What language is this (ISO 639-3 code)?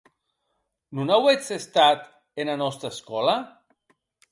oci